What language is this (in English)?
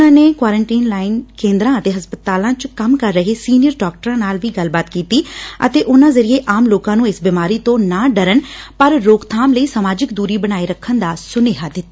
Punjabi